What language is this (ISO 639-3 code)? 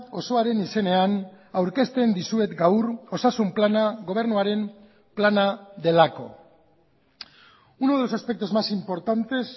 eus